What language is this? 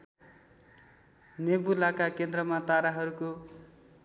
Nepali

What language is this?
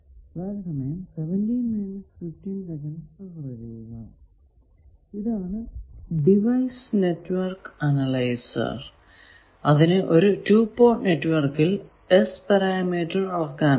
Malayalam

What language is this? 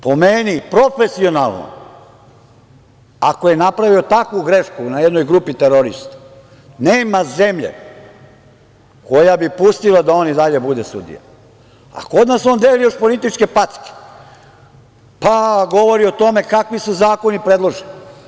Serbian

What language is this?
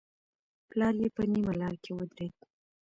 Pashto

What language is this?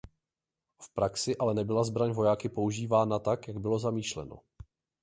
Czech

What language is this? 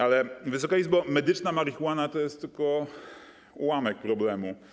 Polish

